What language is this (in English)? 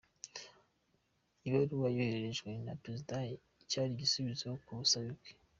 Kinyarwanda